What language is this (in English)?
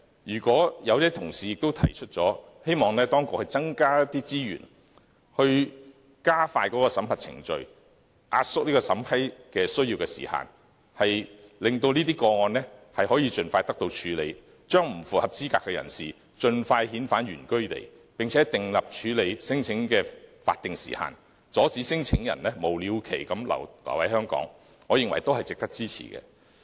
Cantonese